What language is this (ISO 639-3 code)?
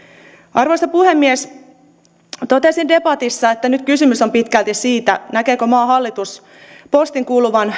fin